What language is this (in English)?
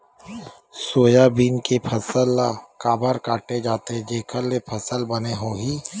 Chhattisgarhi